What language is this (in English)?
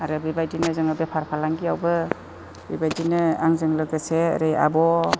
Bodo